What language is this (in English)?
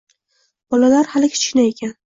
Uzbek